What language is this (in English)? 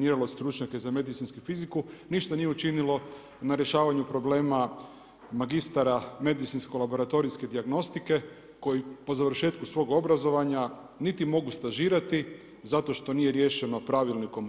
Croatian